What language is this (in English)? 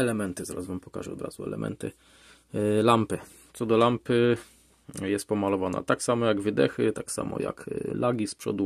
Polish